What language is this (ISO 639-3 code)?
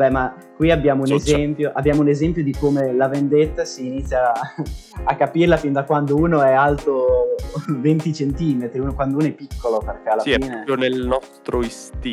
ita